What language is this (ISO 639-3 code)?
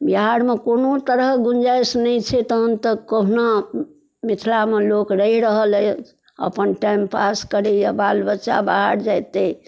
mai